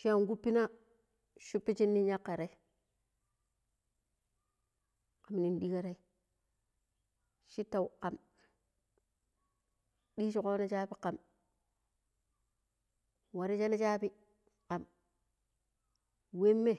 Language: Pero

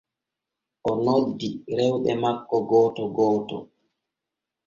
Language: Borgu Fulfulde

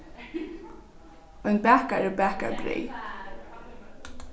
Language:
Faroese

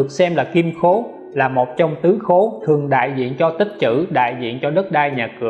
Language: Vietnamese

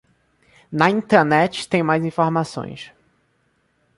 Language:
Portuguese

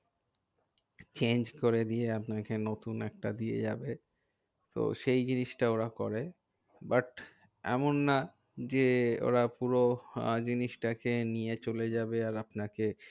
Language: Bangla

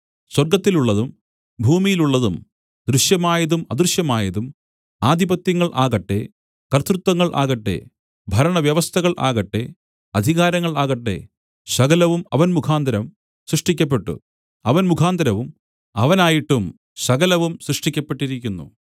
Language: Malayalam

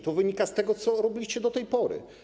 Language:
Polish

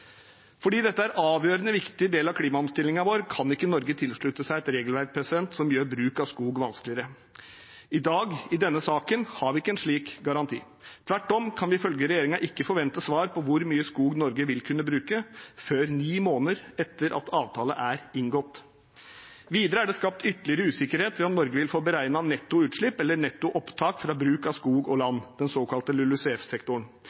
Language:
Norwegian Bokmål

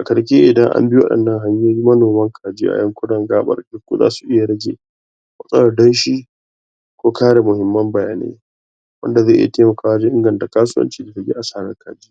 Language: Hausa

